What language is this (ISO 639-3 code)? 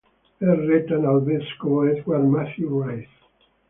ita